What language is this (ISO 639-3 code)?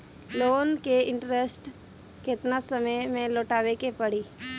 bho